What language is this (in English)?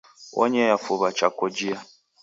Taita